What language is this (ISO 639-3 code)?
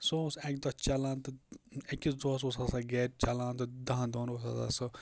kas